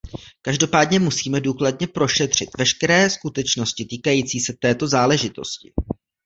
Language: Czech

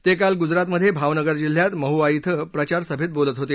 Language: Marathi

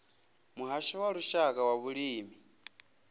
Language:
Venda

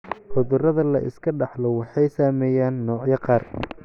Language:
Somali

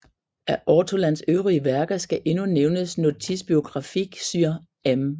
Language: Danish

